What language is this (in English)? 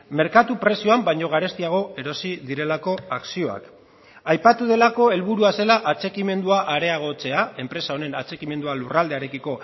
Basque